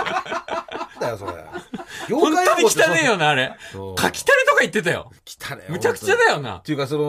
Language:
Japanese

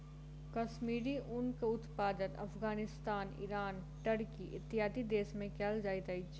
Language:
Maithili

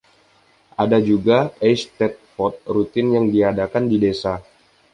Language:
Indonesian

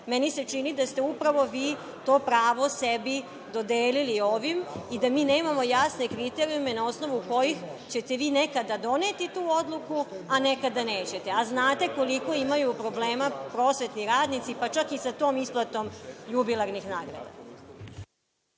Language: Serbian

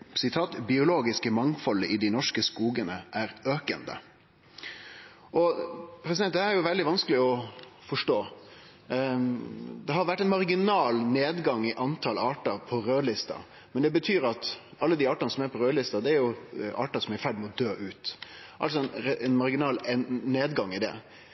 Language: Norwegian Nynorsk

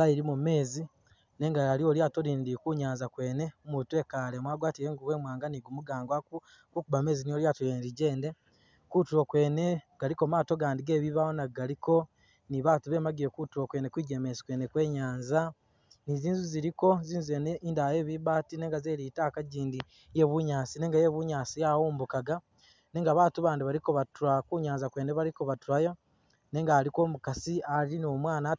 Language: Masaaba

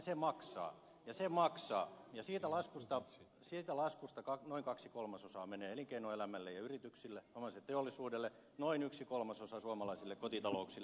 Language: Finnish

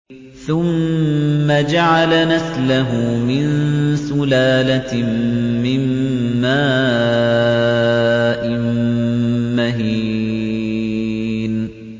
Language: Arabic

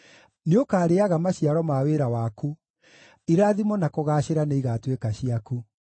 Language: Kikuyu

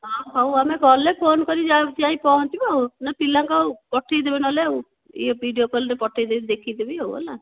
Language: Odia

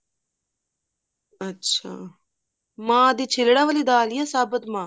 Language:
Punjabi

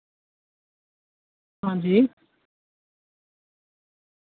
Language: Dogri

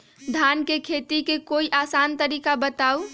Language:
Magahi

